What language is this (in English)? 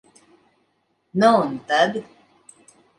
Latvian